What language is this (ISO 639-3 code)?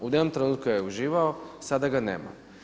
hrv